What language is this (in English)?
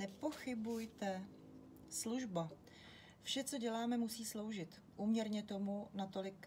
Czech